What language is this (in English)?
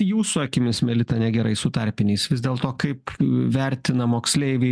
Lithuanian